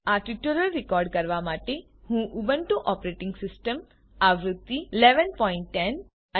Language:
Gujarati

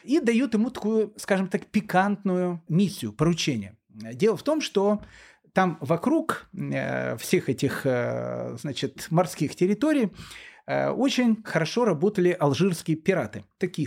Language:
Russian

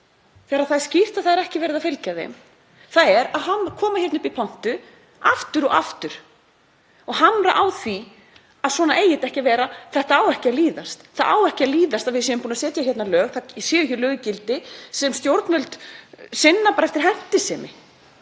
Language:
Icelandic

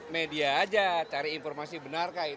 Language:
Indonesian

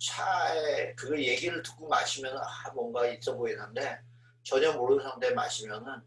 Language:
Korean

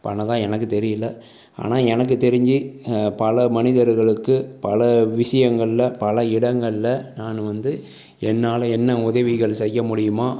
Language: Tamil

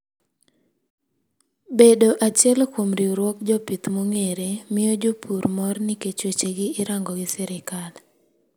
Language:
Luo (Kenya and Tanzania)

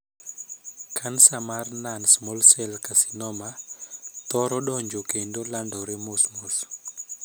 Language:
Luo (Kenya and Tanzania)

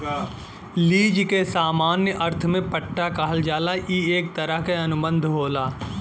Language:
Bhojpuri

